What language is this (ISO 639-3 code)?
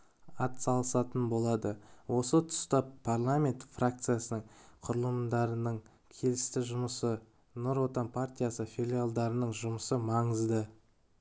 kaz